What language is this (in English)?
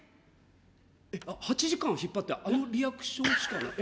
Japanese